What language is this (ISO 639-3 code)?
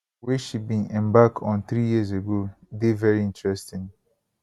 pcm